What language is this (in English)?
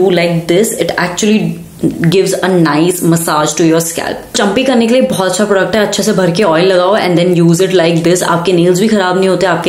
Hindi